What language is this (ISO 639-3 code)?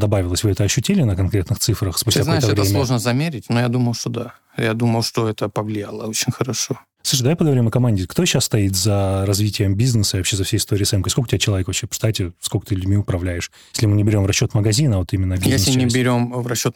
rus